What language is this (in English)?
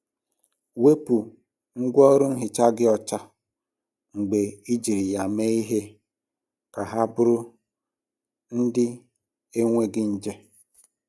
Igbo